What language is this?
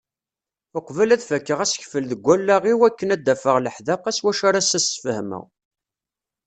Kabyle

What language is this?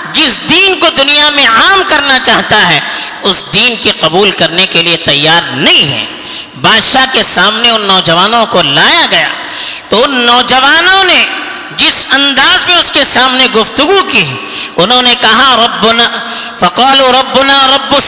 Urdu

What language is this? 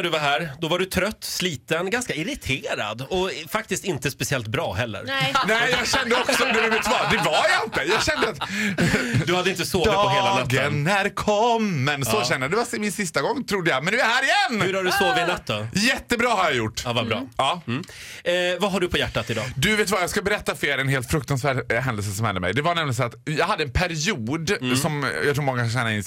Swedish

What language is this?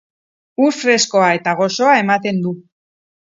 Basque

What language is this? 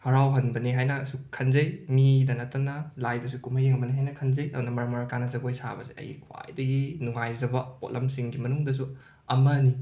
Manipuri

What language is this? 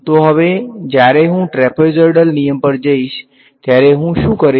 Gujarati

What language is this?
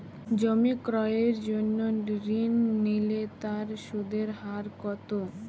Bangla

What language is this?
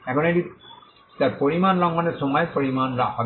Bangla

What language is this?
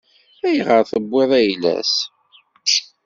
Kabyle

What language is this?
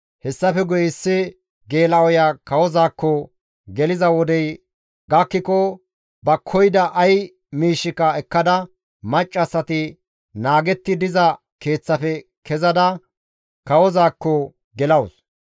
Gamo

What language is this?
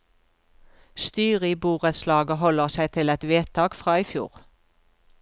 Norwegian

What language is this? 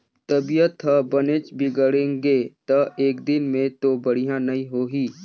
Chhattisgarhi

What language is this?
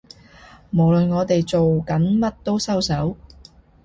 Cantonese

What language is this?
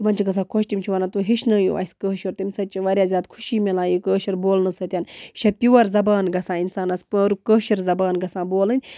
Kashmiri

